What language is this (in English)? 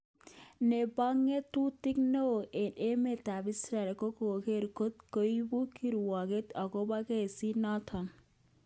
Kalenjin